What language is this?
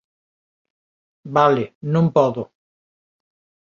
Galician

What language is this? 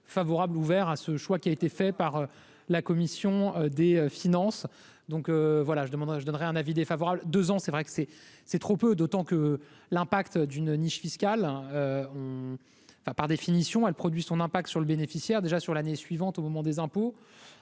French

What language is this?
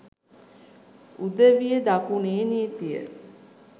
Sinhala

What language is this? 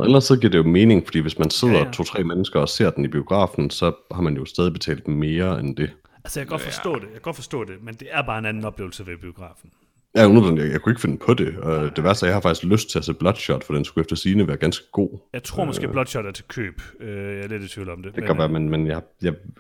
Danish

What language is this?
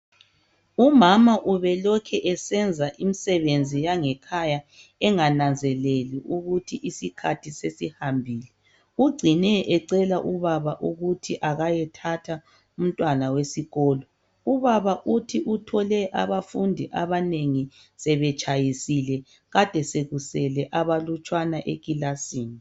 North Ndebele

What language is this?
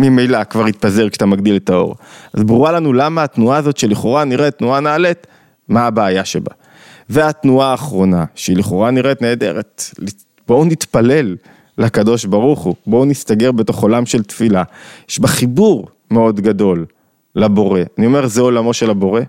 Hebrew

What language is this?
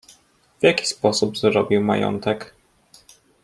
Polish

